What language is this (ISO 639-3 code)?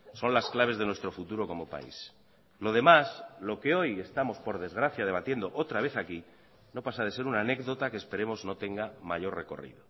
spa